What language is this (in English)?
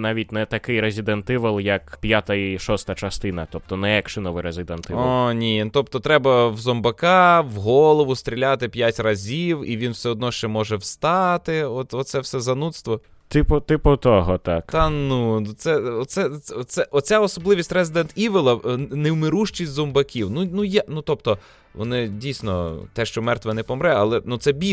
Ukrainian